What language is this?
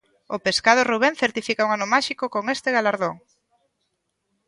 Galician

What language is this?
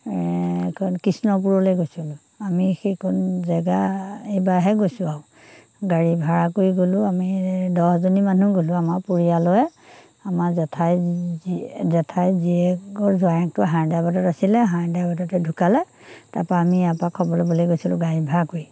Assamese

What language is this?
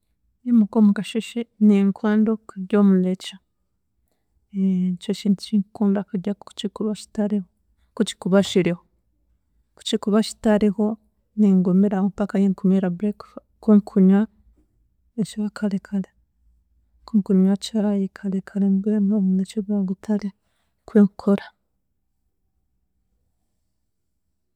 Chiga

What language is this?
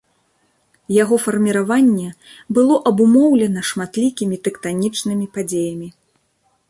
Belarusian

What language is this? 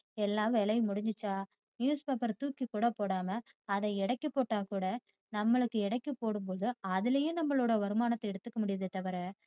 Tamil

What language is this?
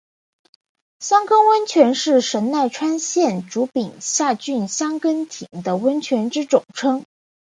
Chinese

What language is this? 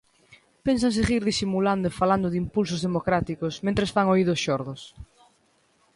Galician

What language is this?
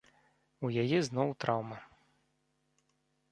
Belarusian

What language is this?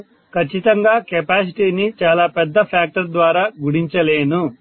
Telugu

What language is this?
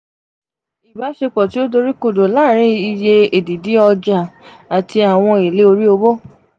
Yoruba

